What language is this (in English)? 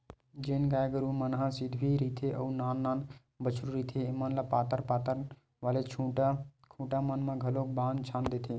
Chhattisgarhi